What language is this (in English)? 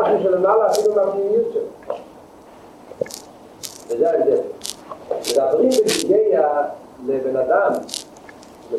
Hebrew